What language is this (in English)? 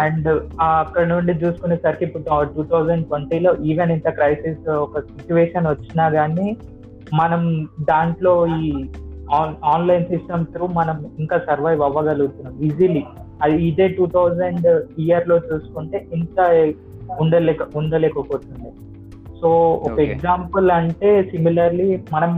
Telugu